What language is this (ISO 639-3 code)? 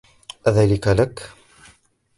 ara